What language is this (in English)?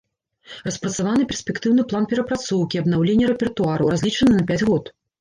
Belarusian